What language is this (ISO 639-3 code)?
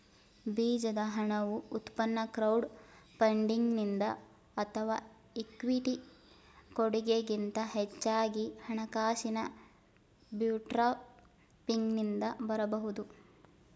kan